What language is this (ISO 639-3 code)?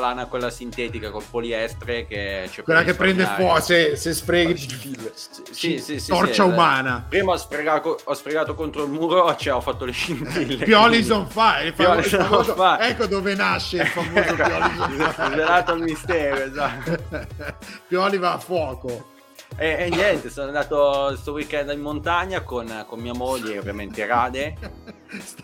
ita